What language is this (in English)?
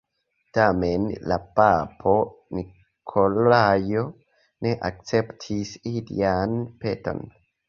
Esperanto